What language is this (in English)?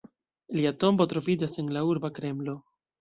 Esperanto